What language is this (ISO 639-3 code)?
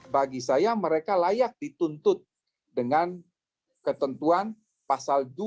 ind